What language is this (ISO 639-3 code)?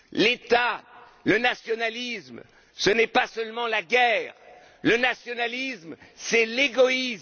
fra